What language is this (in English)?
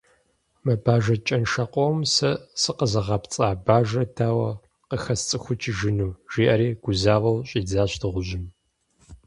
Kabardian